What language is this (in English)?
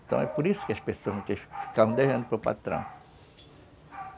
Portuguese